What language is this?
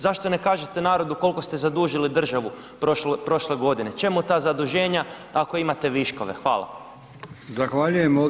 Croatian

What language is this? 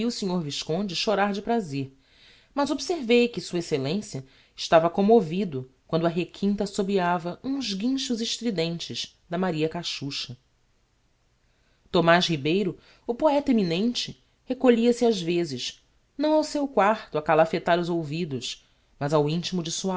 Portuguese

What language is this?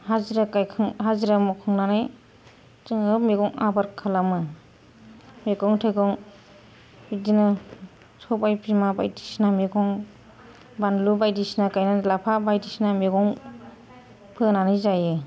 Bodo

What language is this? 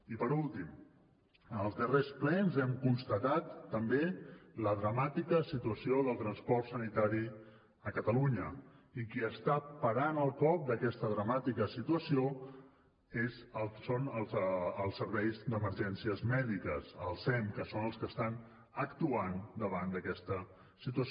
Catalan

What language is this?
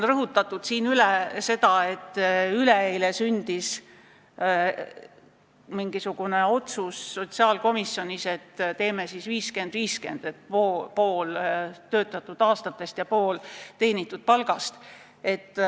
Estonian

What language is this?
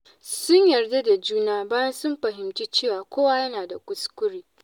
Hausa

